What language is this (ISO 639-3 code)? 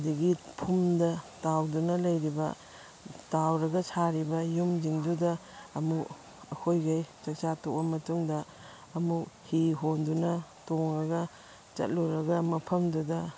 mni